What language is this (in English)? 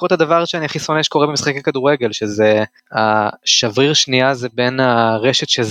Hebrew